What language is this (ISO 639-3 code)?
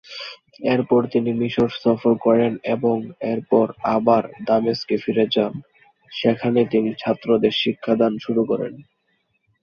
ben